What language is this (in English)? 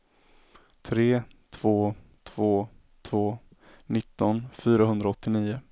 Swedish